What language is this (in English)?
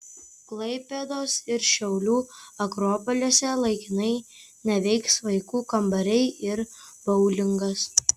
Lithuanian